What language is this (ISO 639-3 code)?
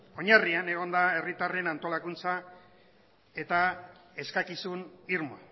eus